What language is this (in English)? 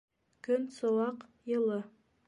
Bashkir